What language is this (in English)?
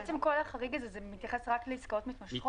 Hebrew